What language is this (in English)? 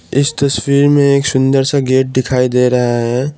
Hindi